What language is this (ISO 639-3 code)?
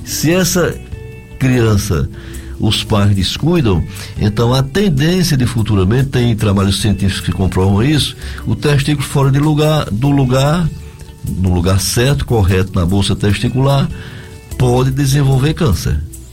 por